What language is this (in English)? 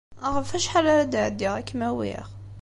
Kabyle